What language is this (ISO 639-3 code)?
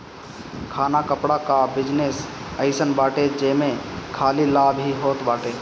bho